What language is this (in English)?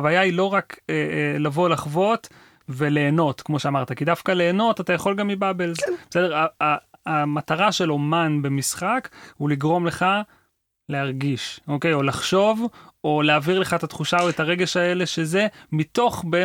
Hebrew